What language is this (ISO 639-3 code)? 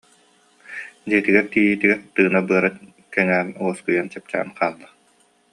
sah